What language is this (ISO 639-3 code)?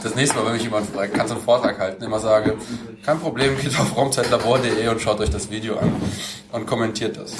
deu